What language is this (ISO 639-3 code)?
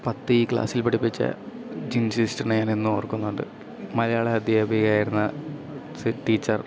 mal